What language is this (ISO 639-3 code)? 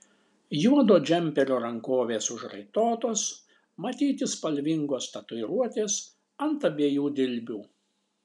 lit